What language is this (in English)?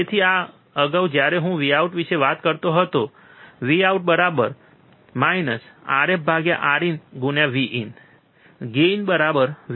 Gujarati